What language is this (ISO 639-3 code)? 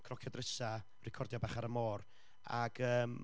cym